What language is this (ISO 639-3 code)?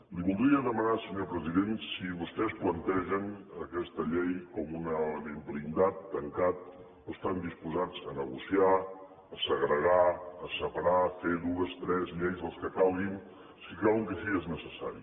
cat